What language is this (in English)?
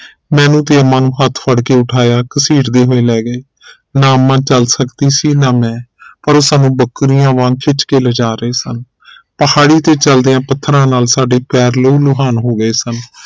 Punjabi